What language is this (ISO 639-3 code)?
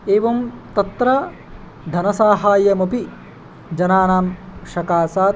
san